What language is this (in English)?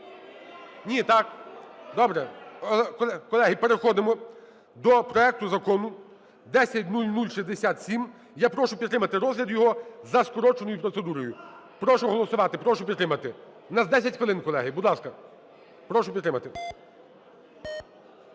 Ukrainian